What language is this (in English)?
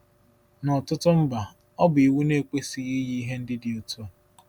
Igbo